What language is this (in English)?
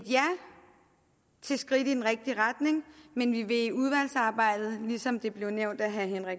Danish